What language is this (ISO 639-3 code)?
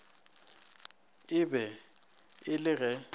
nso